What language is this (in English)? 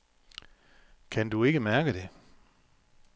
Danish